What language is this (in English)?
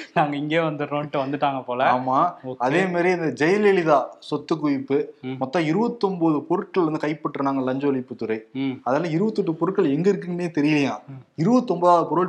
Tamil